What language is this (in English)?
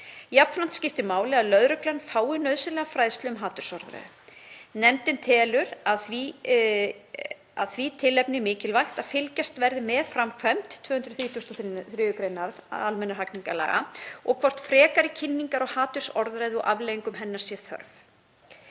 Icelandic